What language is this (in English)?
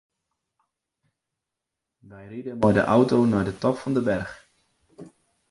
Western Frisian